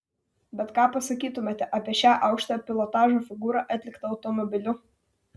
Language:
Lithuanian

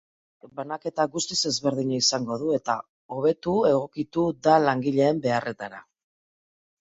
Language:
Basque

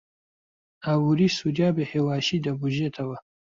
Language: Central Kurdish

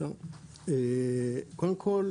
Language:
Hebrew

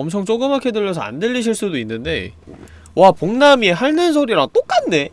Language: Korean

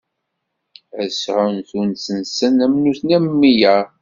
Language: Kabyle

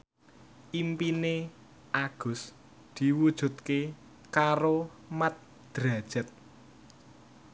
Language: Javanese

